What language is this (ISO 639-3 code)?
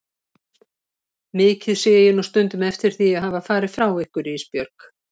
isl